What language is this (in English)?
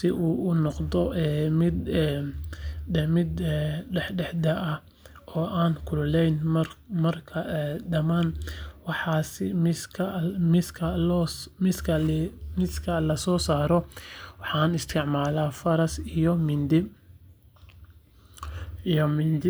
Somali